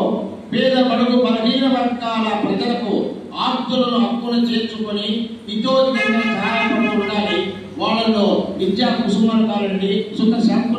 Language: Telugu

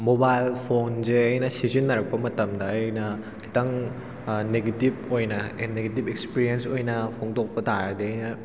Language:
Manipuri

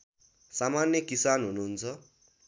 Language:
Nepali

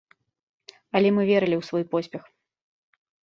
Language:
Belarusian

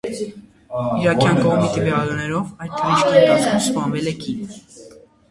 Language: Armenian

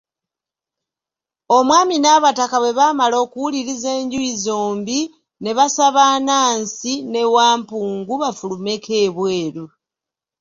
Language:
Ganda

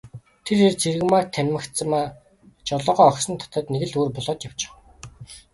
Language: Mongolian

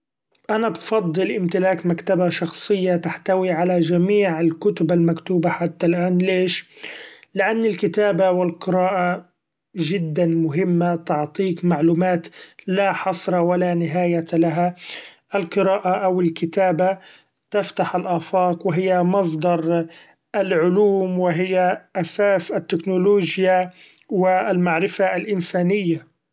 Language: Gulf Arabic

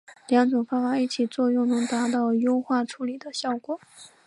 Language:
Chinese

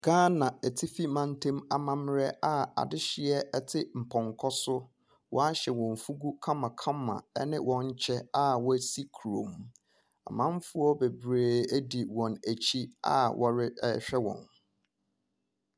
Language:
Akan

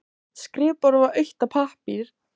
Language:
Icelandic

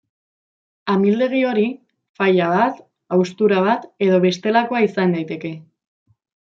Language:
Basque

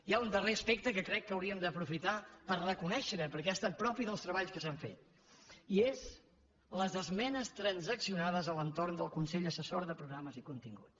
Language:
Catalan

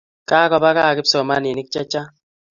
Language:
Kalenjin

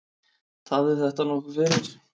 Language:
Icelandic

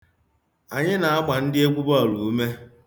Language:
Igbo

